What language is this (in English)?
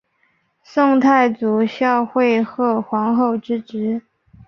Chinese